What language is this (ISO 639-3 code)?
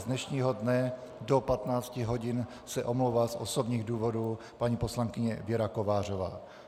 ces